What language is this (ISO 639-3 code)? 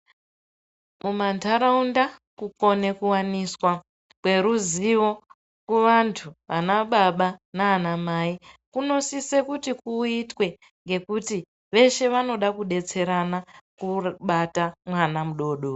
ndc